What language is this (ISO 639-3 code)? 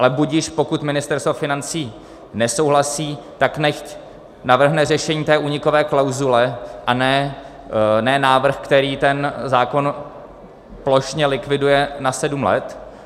ces